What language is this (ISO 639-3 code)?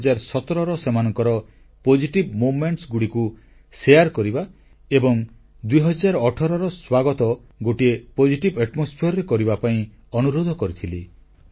ori